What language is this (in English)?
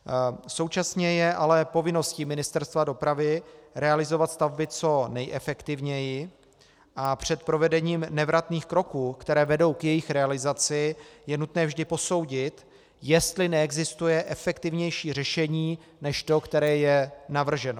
Czech